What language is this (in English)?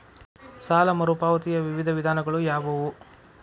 Kannada